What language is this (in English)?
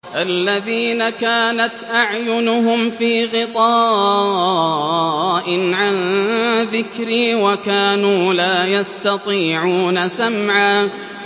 Arabic